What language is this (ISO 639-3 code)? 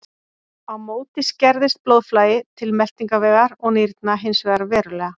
isl